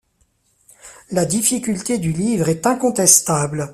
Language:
French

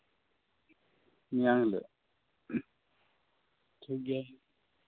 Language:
Santali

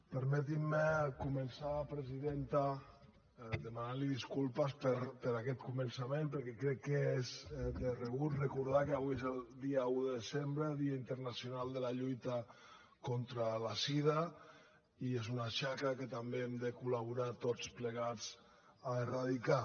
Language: Catalan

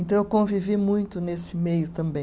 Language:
Portuguese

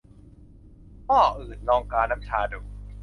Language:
Thai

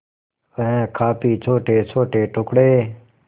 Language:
Hindi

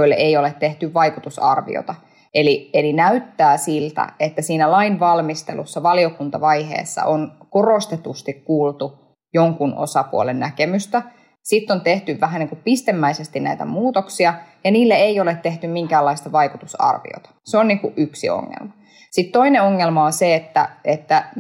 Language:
Finnish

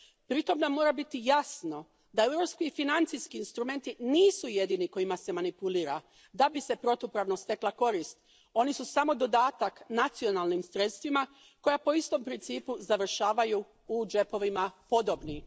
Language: Croatian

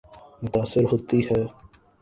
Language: Urdu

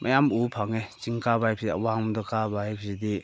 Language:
Manipuri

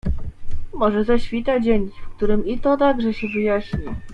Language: Polish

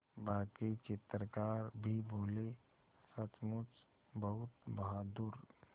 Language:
Hindi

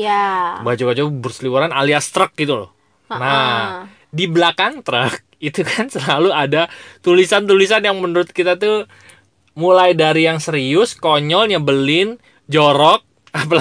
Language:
Indonesian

